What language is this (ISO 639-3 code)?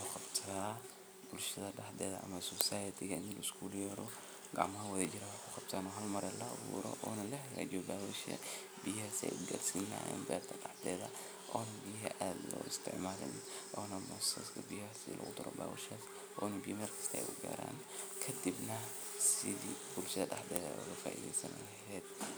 som